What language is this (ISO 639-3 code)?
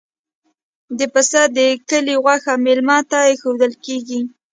pus